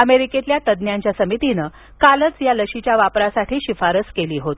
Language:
Marathi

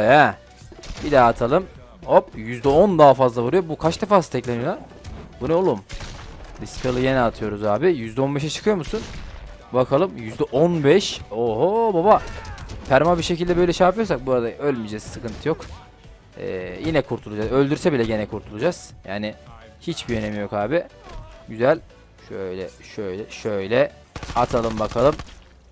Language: Turkish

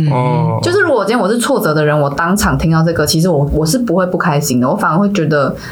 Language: Chinese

